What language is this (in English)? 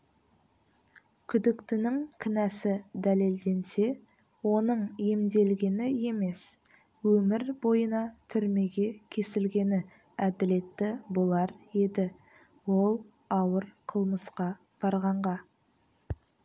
Kazakh